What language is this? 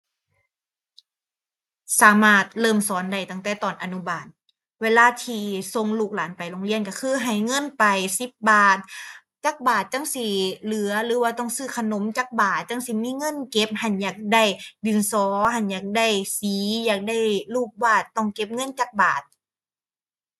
Thai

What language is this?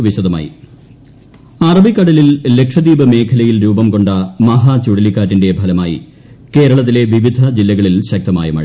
Malayalam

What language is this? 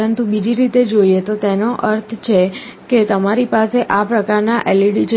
Gujarati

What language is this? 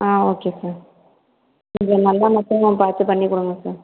Tamil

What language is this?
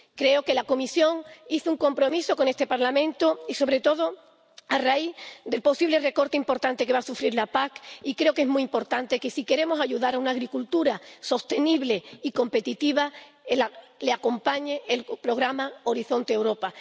Spanish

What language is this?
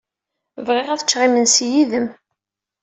Kabyle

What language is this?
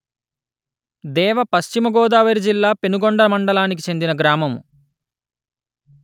Telugu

